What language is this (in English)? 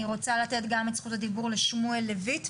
Hebrew